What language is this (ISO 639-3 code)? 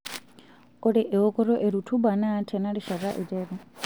mas